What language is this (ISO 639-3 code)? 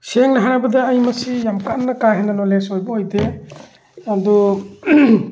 mni